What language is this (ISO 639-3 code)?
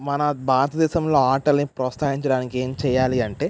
tel